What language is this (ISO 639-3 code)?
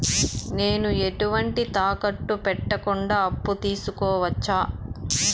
tel